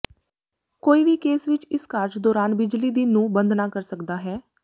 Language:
Punjabi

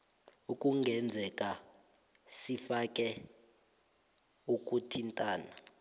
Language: South Ndebele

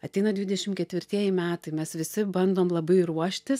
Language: Lithuanian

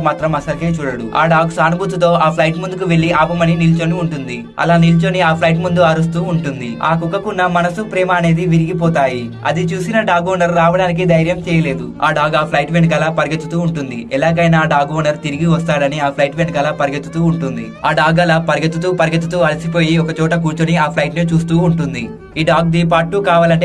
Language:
Telugu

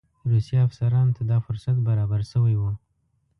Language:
Pashto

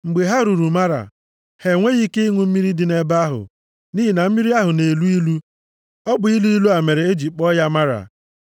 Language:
Igbo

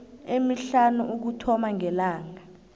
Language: South Ndebele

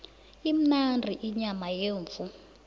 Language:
South Ndebele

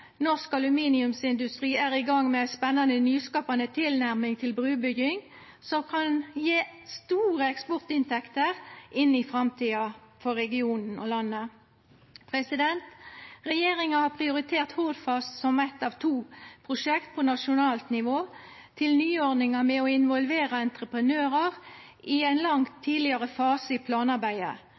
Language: Norwegian Nynorsk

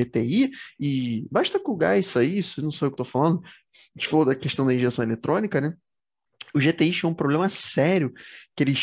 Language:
Portuguese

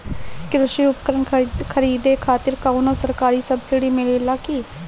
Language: Bhojpuri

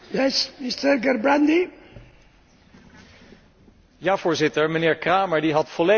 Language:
Dutch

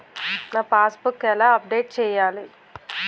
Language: Telugu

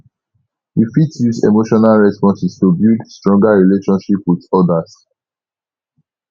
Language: Nigerian Pidgin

